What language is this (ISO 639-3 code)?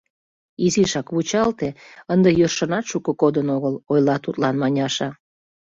chm